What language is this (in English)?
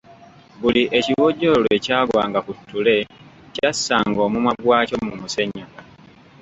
Ganda